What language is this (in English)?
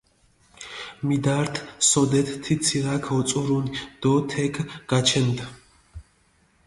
Mingrelian